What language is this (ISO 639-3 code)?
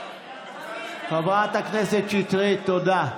heb